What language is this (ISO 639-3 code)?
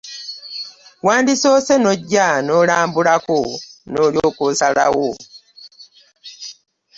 lug